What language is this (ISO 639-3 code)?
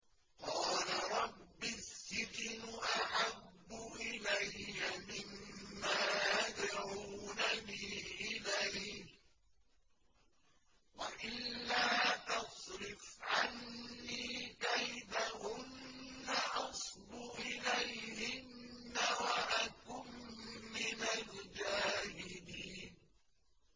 ara